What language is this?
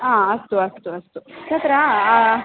Sanskrit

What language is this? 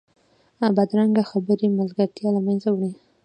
Pashto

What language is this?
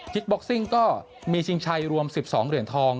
Thai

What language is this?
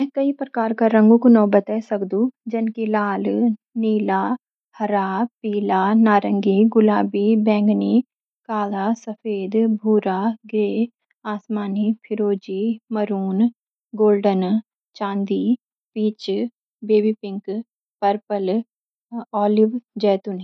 Garhwali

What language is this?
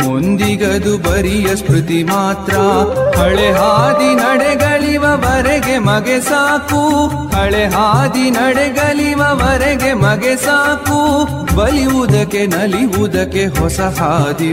Kannada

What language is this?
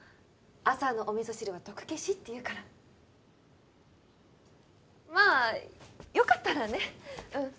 Japanese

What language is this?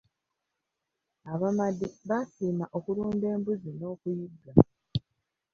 Ganda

